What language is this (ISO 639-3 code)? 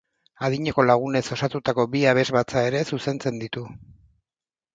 eus